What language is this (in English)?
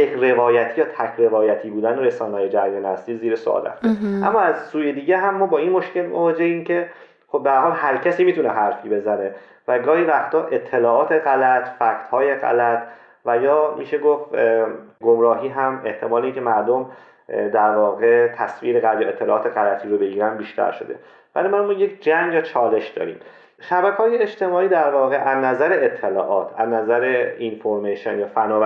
Persian